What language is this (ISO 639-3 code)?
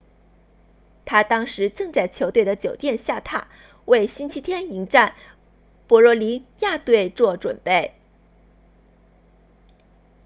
zho